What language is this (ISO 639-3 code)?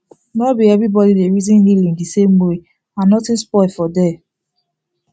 pcm